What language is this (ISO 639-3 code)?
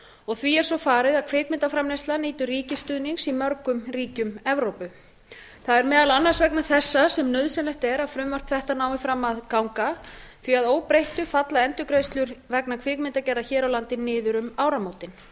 isl